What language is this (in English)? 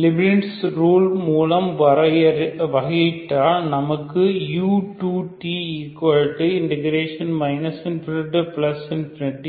Tamil